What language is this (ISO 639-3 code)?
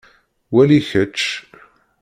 kab